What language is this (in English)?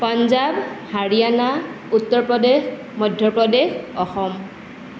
Assamese